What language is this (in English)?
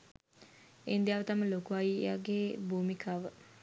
Sinhala